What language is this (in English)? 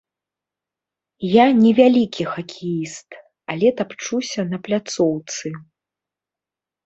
Belarusian